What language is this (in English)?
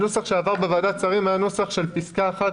Hebrew